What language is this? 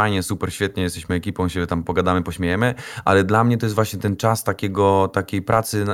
Polish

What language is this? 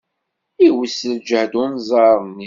Kabyle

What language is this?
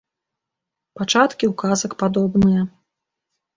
Belarusian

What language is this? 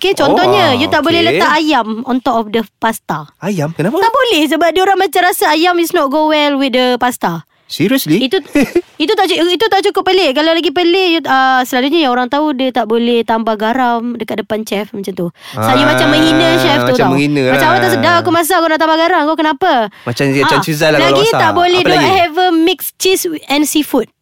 Malay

